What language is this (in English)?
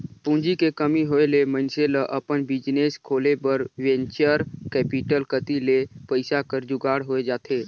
Chhattisgarhi